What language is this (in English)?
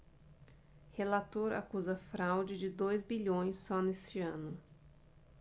Portuguese